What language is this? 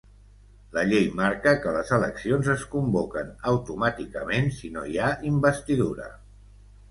Catalan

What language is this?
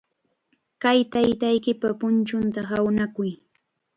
Chiquián Ancash Quechua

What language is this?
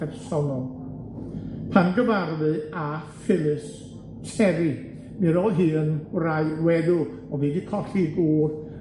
Welsh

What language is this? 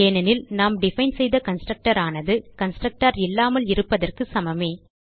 Tamil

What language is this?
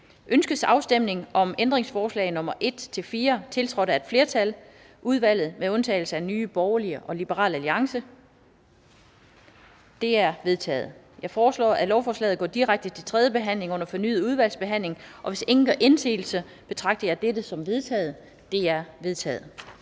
Danish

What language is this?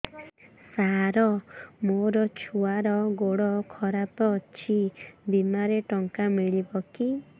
Odia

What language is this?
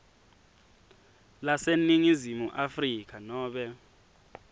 Swati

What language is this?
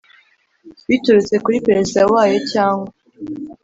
Kinyarwanda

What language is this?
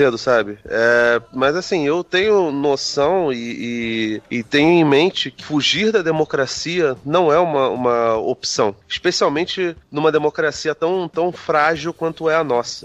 Portuguese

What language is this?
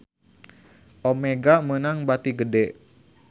Sundanese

